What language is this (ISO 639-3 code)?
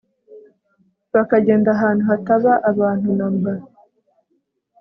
kin